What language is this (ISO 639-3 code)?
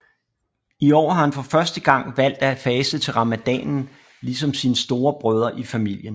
dan